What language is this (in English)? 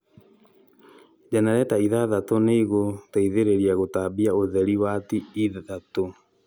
Kikuyu